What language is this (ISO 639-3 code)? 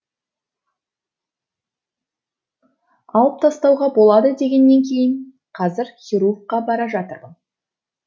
kaz